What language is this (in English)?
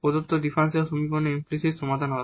Bangla